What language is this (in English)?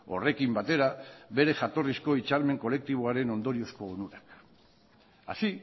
Basque